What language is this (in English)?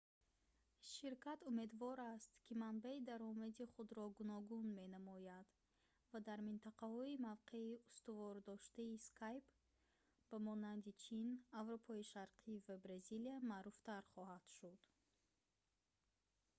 Tajik